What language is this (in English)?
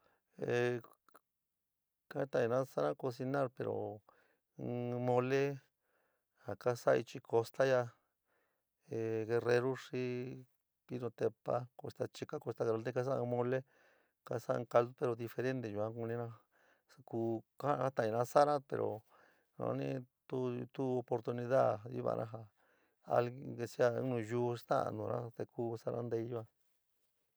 San Miguel El Grande Mixtec